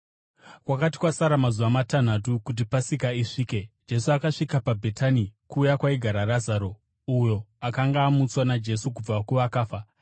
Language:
Shona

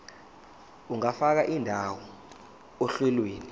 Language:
Zulu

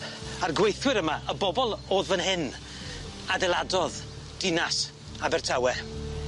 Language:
Welsh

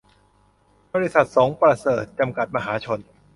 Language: Thai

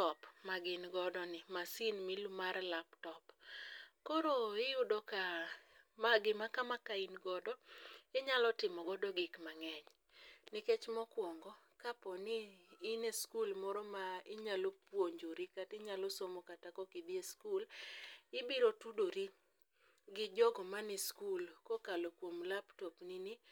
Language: Luo (Kenya and Tanzania)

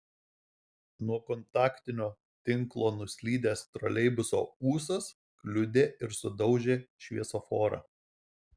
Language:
Lithuanian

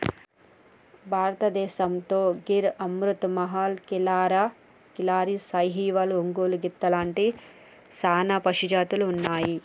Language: Telugu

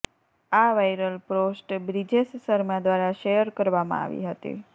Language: Gujarati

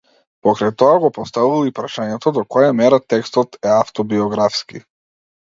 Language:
Macedonian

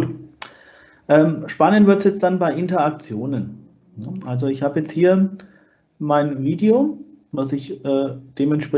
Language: German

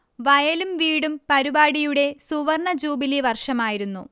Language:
Malayalam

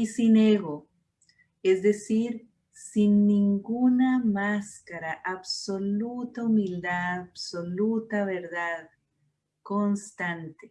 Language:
Spanish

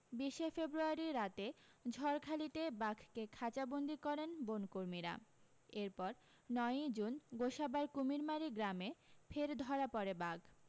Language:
Bangla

